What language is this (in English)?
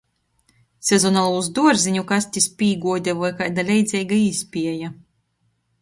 Latgalian